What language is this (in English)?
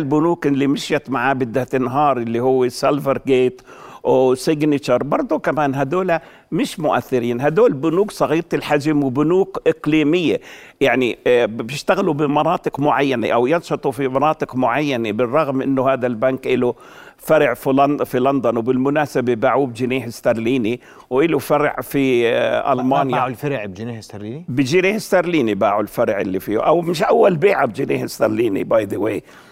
Arabic